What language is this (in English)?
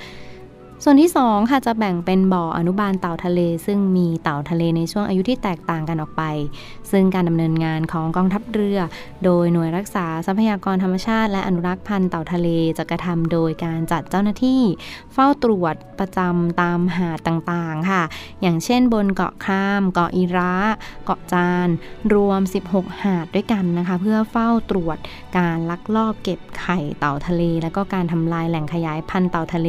Thai